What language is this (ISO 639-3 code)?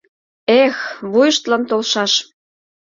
chm